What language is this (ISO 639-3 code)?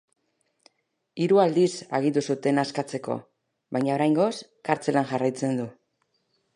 eus